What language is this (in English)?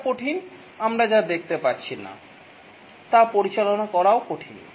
Bangla